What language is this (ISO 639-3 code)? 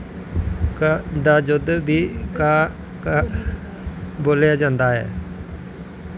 doi